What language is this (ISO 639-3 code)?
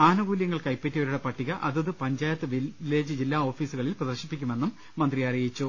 mal